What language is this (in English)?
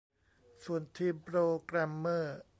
Thai